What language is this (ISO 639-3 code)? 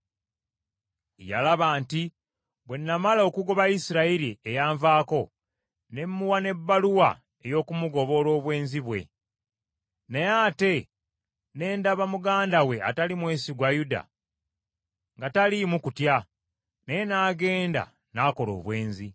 lug